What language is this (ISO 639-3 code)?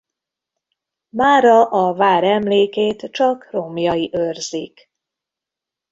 hun